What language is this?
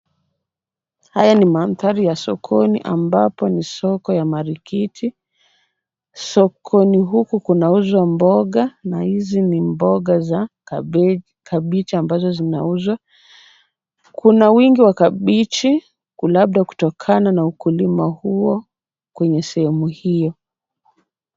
Swahili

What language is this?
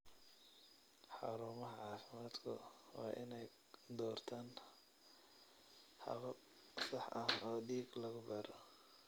Somali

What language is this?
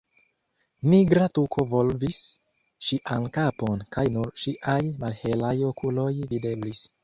Esperanto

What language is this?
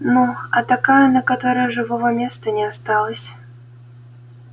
Russian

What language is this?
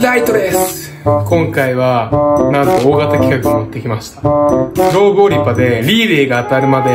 Japanese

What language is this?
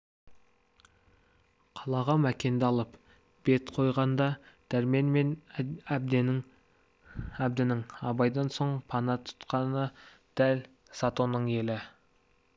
Kazakh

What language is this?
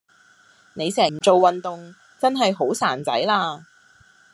Cantonese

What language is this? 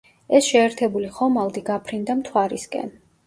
Georgian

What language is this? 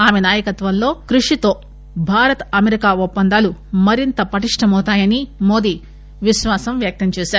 Telugu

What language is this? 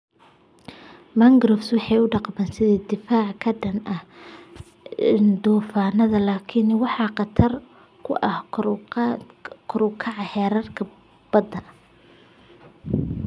Somali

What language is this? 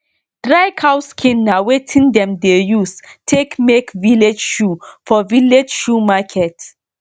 Nigerian Pidgin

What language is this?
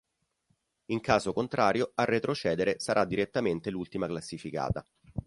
Italian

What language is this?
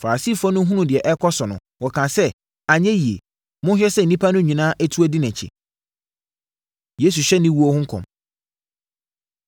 Akan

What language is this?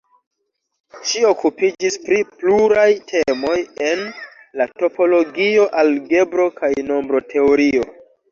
Esperanto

